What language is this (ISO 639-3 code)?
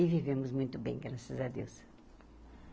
por